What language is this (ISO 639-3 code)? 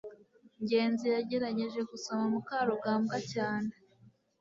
kin